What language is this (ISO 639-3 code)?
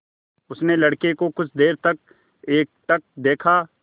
hin